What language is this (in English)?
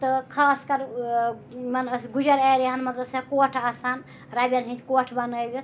Kashmiri